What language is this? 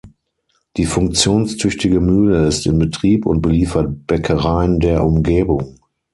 German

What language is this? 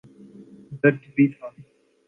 Urdu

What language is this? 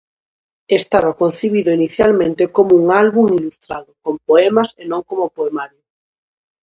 Galician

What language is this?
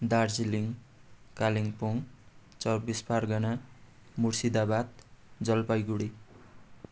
Nepali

